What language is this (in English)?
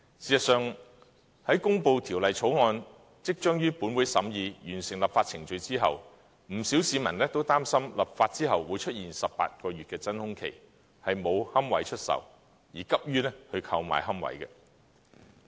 Cantonese